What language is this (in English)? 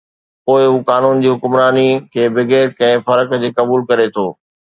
Sindhi